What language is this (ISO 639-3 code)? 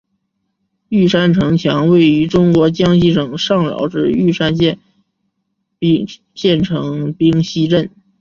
zho